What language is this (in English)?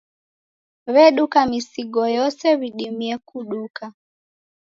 Taita